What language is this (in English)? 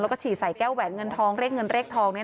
Thai